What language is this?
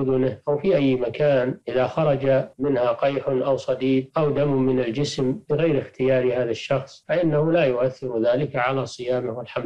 Arabic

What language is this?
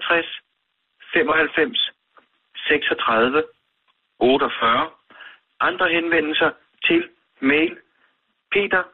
Danish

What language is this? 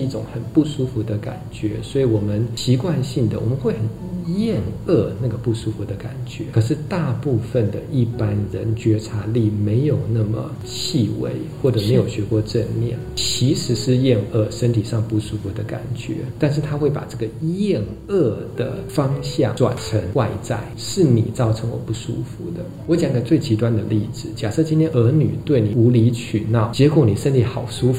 Chinese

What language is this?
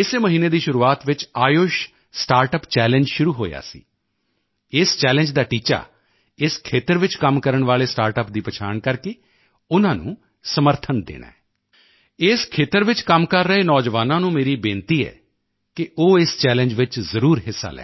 Punjabi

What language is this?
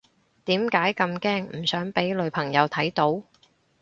Cantonese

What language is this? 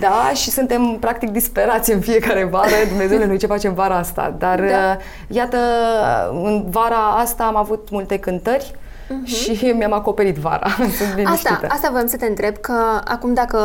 Romanian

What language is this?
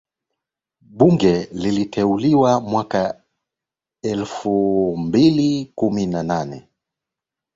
Swahili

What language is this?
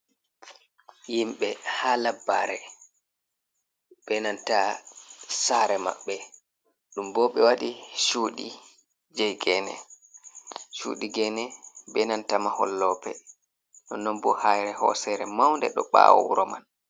Fula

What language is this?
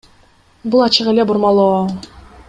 Kyrgyz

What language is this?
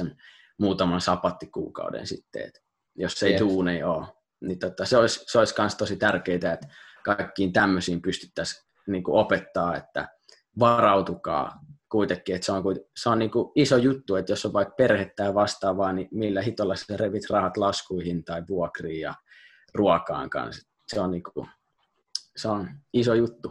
Finnish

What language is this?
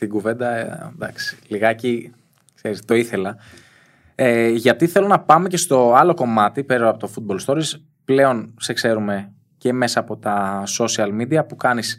Greek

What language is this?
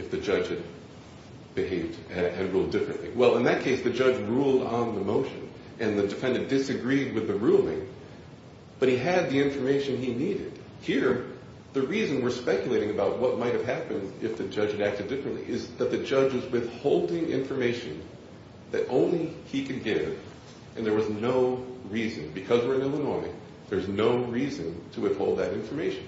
English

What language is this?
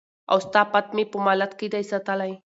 Pashto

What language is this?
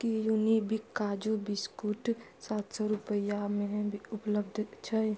Maithili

